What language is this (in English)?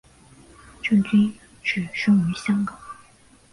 Chinese